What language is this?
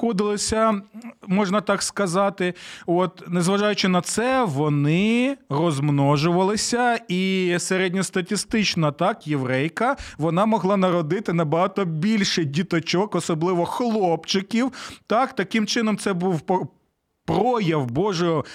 Ukrainian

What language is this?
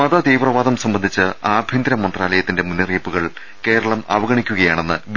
Malayalam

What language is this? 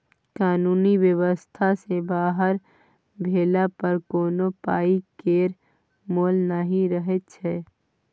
Maithili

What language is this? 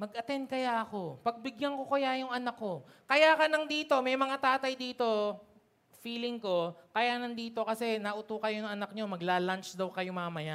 Filipino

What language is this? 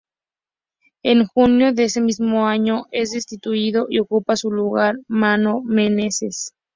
Spanish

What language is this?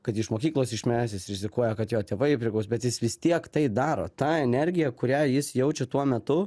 Lithuanian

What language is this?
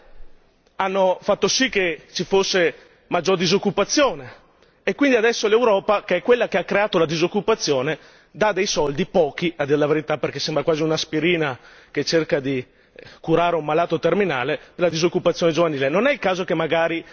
Italian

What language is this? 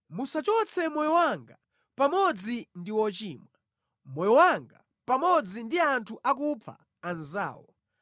Nyanja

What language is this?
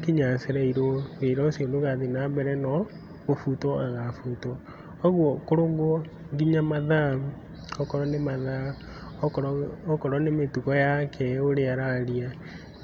Kikuyu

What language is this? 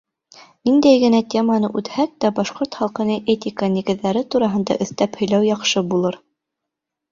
Bashkir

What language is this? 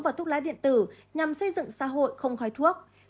Vietnamese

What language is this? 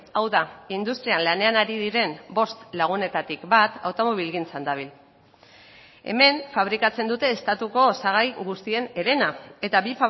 Basque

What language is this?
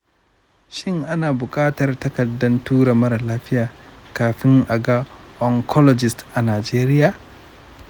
Hausa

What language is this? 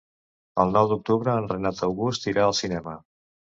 Catalan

